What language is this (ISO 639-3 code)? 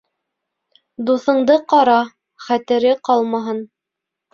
bak